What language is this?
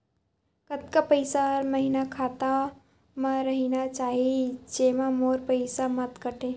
Chhattisgarhi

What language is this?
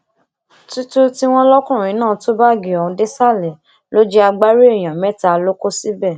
Yoruba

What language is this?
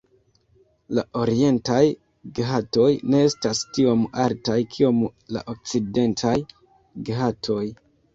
Esperanto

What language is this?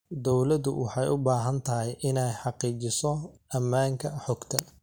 Somali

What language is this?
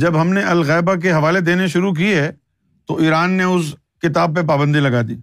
Urdu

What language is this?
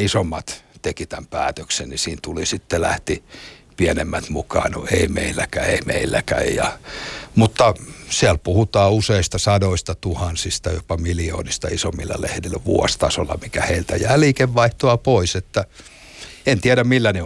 Finnish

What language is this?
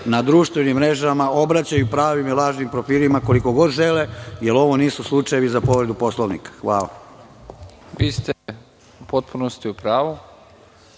Serbian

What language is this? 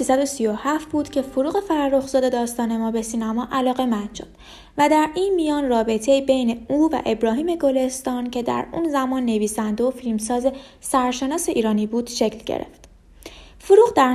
Persian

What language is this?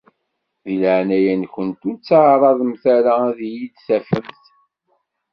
Kabyle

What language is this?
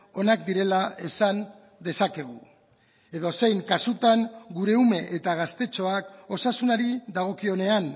Basque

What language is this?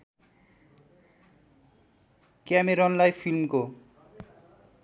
Nepali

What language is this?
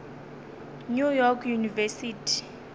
Northern Sotho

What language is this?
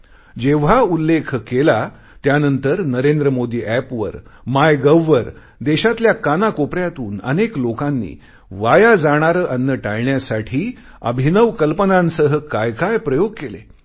Marathi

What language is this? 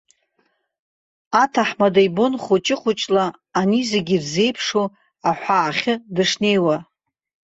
Abkhazian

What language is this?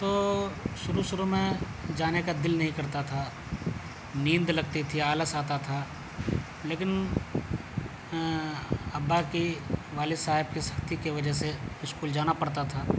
Urdu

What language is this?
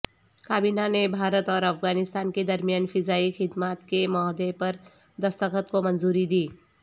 Urdu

